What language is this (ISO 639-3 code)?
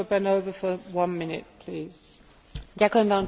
slk